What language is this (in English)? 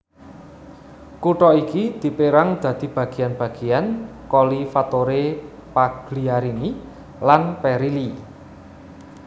Javanese